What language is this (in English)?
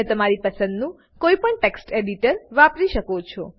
Gujarati